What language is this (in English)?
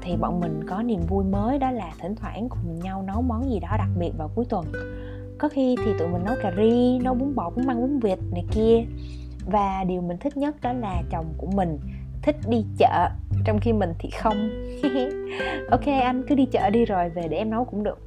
Vietnamese